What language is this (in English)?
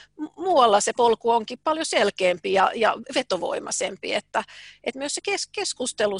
Finnish